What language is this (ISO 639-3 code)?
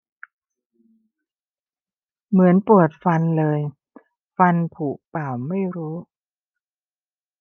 tha